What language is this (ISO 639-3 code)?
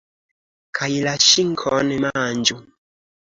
epo